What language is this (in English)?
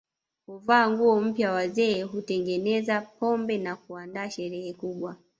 Swahili